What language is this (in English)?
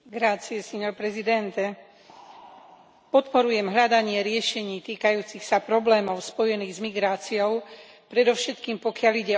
Slovak